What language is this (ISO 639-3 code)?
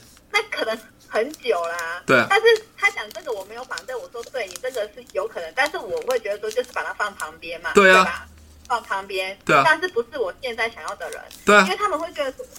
zho